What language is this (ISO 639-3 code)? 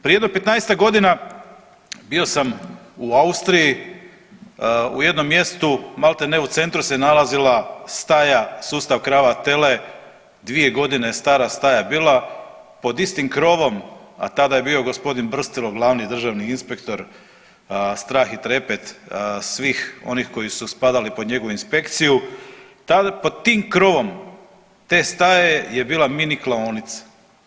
hrv